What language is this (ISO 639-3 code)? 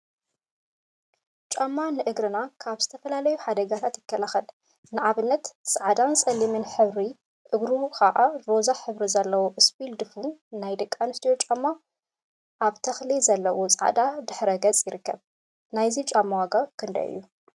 tir